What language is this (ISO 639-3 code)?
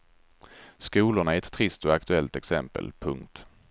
swe